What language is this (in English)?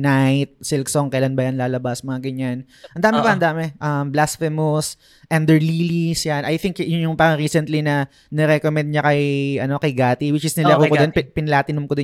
Filipino